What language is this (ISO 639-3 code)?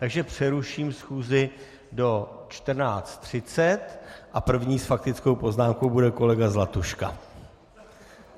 ces